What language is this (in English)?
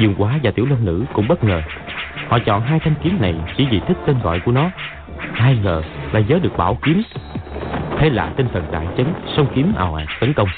Vietnamese